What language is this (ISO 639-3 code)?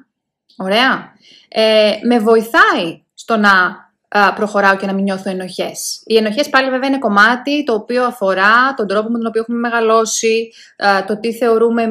ell